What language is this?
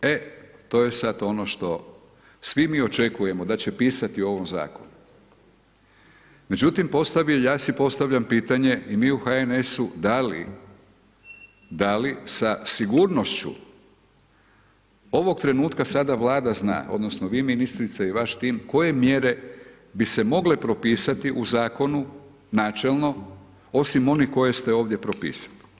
Croatian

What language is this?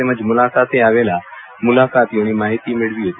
Gujarati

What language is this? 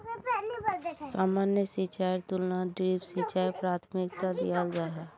Magahi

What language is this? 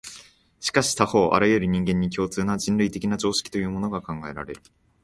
Japanese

